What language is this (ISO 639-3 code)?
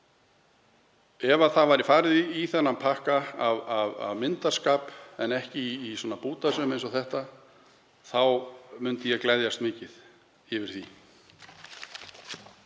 isl